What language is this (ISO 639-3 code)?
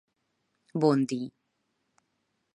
hun